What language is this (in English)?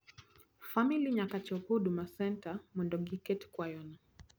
Luo (Kenya and Tanzania)